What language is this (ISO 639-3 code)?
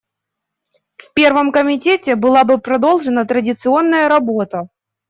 rus